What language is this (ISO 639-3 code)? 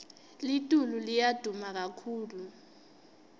ssw